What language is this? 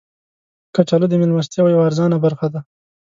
Pashto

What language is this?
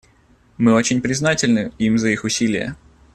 Russian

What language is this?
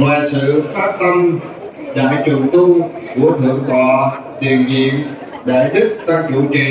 Vietnamese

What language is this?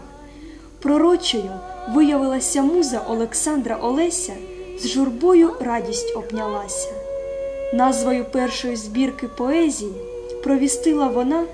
Ukrainian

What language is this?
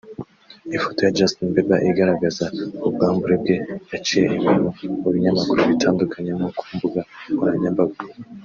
Kinyarwanda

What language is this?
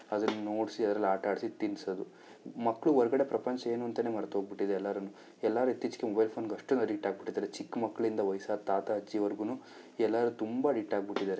Kannada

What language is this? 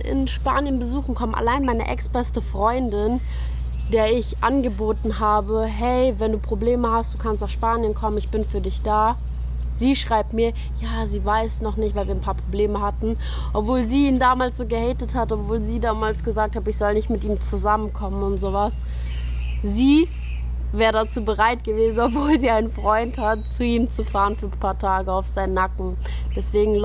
German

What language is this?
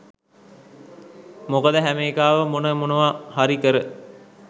Sinhala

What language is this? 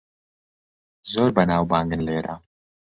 Central Kurdish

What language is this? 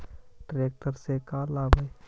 Magahi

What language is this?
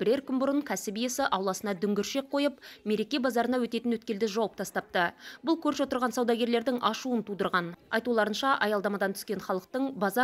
Turkish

